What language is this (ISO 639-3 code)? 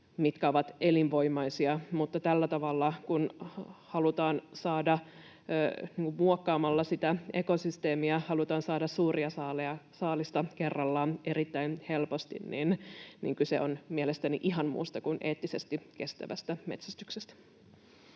fin